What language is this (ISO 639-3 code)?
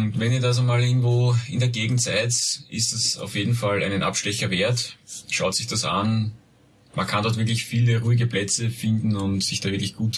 deu